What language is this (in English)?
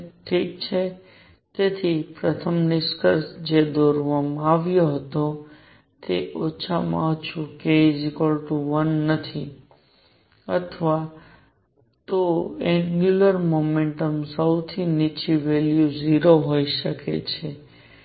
Gujarati